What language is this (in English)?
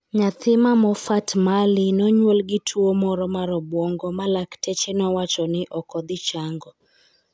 Luo (Kenya and Tanzania)